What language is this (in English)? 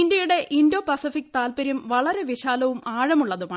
Malayalam